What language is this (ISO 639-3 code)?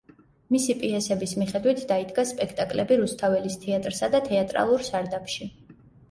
kat